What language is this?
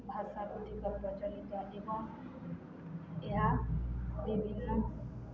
Odia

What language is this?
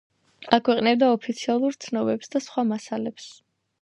Georgian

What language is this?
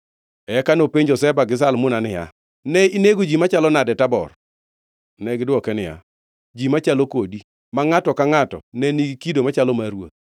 Luo (Kenya and Tanzania)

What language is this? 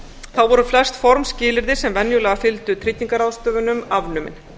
Icelandic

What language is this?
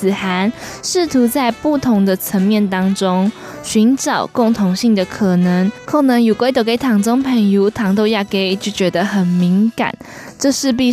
Chinese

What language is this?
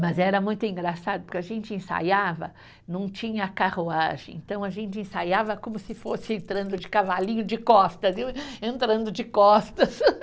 Portuguese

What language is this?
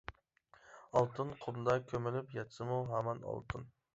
Uyghur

